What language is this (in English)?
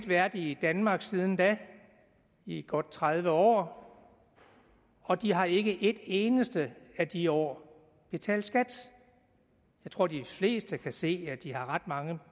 Danish